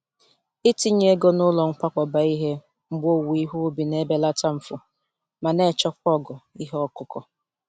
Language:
Igbo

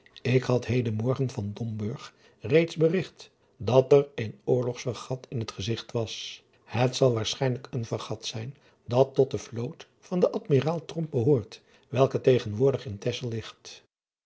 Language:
Dutch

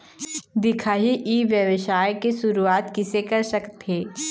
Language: Chhattisgarhi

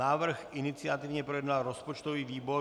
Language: Czech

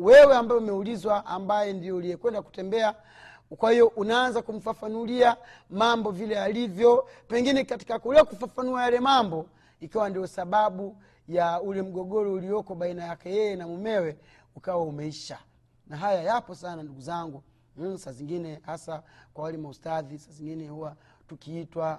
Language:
Swahili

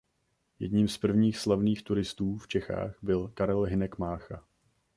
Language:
Czech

